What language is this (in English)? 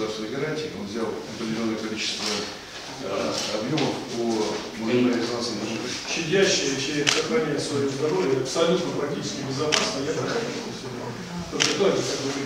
Russian